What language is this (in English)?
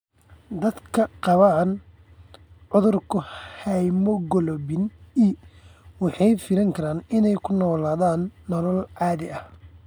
Somali